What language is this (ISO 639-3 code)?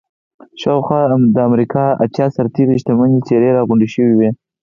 pus